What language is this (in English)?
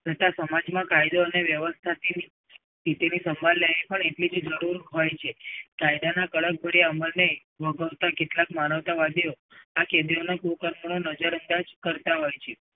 Gujarati